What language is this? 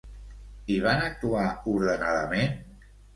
Catalan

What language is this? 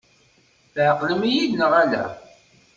Kabyle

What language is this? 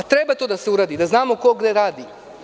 Serbian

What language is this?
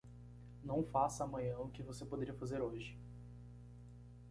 Portuguese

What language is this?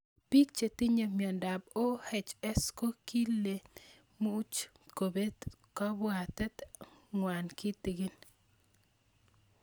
Kalenjin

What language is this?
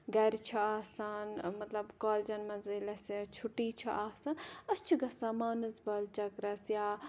Kashmiri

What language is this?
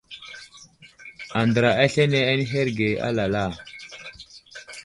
Wuzlam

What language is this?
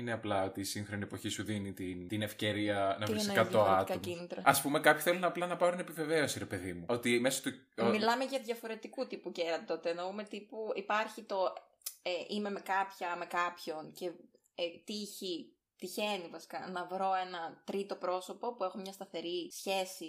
Greek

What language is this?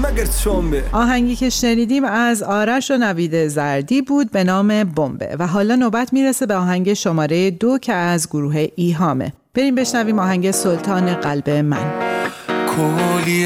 Persian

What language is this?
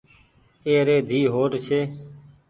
Goaria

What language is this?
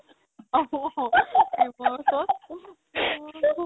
Assamese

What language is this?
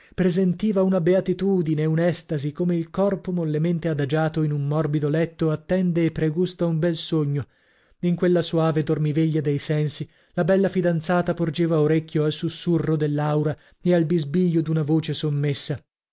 Italian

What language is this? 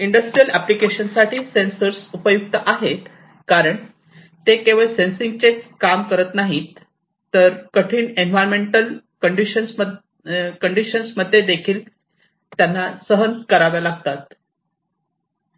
Marathi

